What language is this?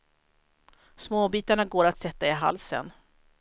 Swedish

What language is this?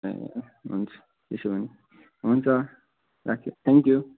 Nepali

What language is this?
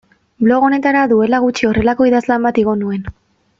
Basque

